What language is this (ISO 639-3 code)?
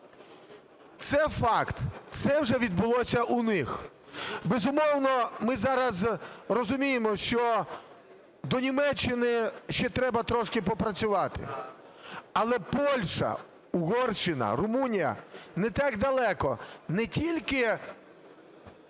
ukr